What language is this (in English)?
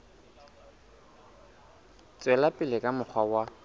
Southern Sotho